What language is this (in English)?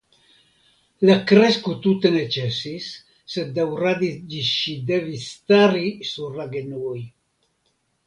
Esperanto